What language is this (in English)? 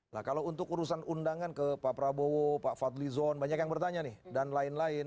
Indonesian